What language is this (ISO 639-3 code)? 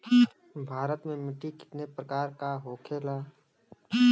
bho